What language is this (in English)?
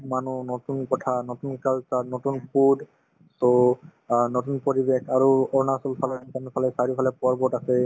Assamese